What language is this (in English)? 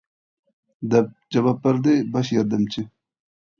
Uyghur